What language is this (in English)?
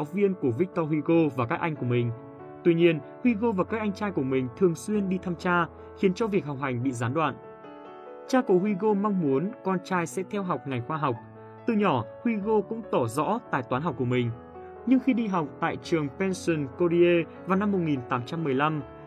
Vietnamese